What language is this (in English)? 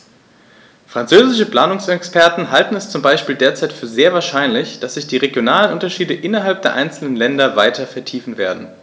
German